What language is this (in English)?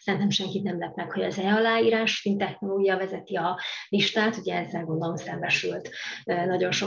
Hungarian